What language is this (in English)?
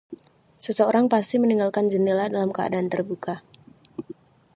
Indonesian